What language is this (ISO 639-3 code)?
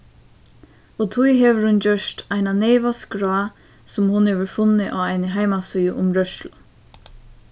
fao